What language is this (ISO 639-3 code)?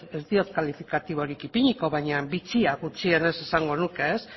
eus